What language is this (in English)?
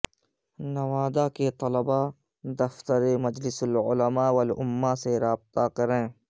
Urdu